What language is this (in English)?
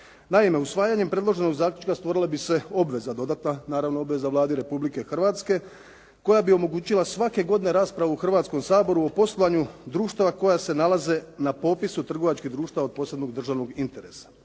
Croatian